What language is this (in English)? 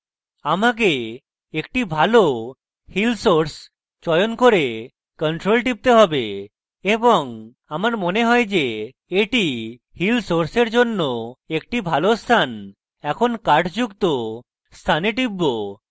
Bangla